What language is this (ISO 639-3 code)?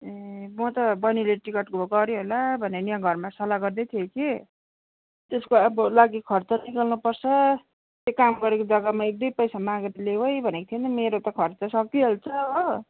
nep